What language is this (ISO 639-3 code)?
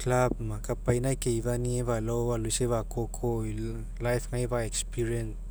mek